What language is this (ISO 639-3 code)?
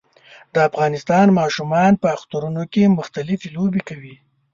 pus